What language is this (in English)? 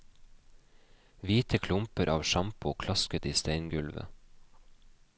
Norwegian